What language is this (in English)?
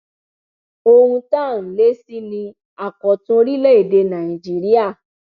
Yoruba